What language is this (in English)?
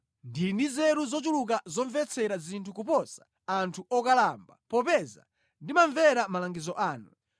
Nyanja